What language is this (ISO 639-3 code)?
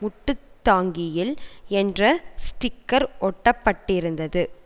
tam